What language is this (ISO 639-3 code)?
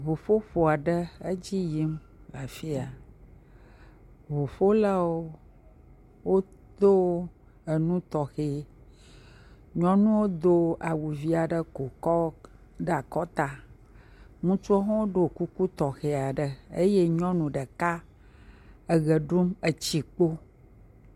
ewe